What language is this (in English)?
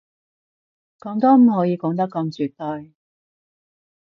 Cantonese